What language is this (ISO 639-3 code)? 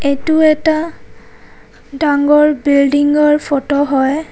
asm